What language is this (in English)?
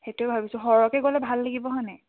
Assamese